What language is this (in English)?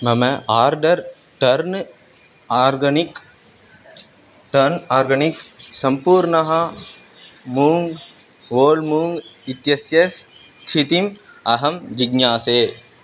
Sanskrit